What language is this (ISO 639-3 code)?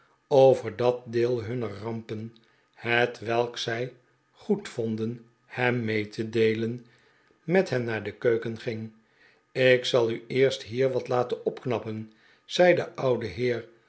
nld